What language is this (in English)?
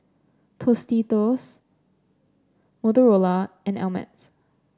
English